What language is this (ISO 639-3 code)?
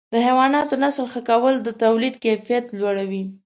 pus